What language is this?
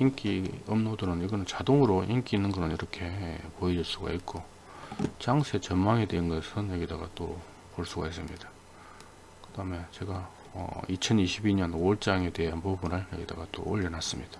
Korean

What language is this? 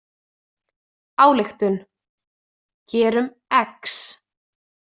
Icelandic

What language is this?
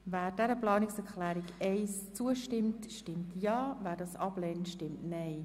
Swiss German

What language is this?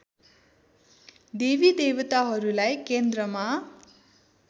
Nepali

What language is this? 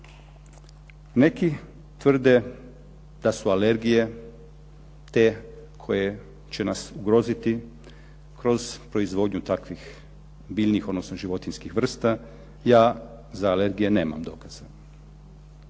Croatian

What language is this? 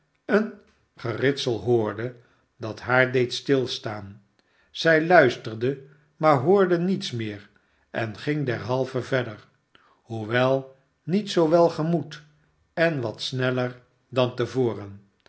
Dutch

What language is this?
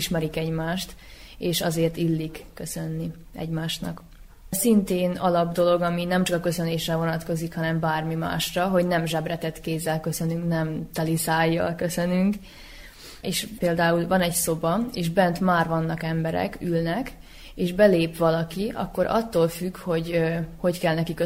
Hungarian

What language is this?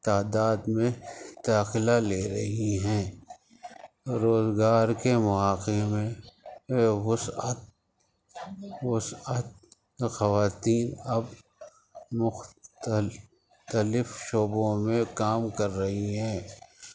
Urdu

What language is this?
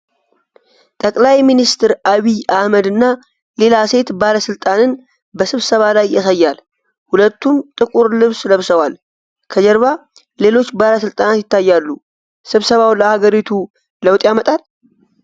Amharic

